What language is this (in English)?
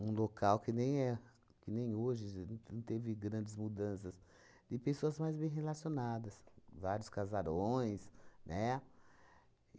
Portuguese